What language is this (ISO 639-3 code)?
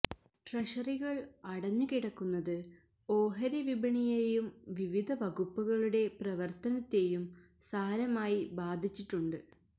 mal